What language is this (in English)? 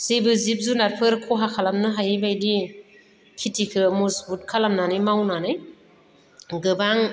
Bodo